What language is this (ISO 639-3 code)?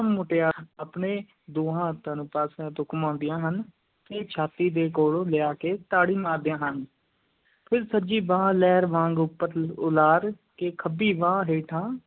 pan